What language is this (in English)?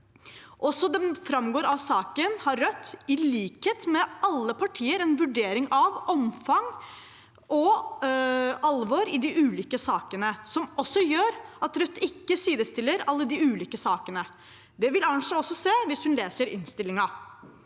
Norwegian